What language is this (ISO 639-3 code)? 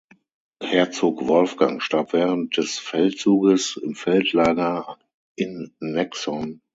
deu